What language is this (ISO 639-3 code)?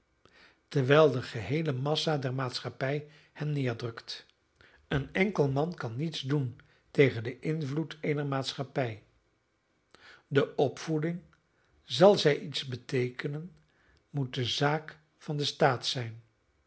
nld